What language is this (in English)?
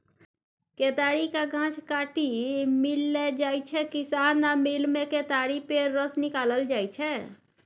Maithili